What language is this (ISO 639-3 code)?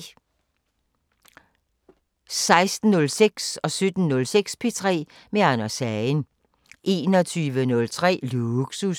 dan